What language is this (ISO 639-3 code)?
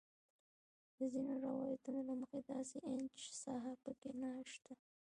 pus